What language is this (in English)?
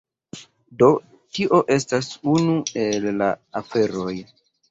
Esperanto